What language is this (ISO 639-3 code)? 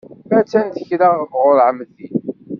kab